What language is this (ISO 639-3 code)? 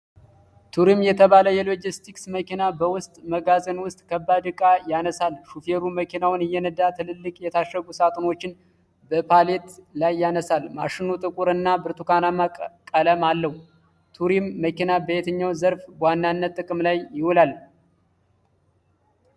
amh